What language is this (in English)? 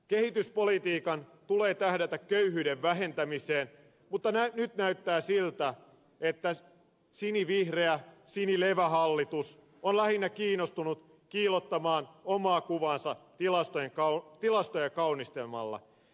Finnish